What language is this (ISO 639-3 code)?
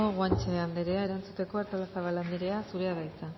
eus